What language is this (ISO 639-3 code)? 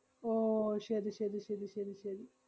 mal